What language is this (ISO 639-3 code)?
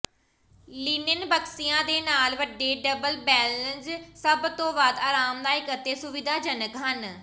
pan